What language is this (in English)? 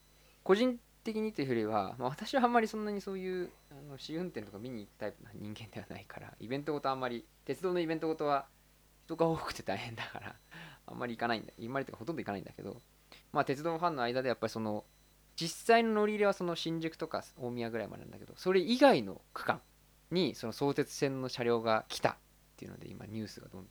Japanese